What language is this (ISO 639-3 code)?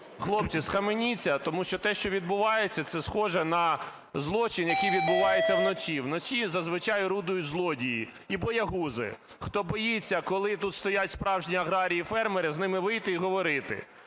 ukr